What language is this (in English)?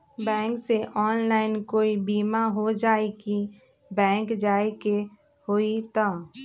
Magahi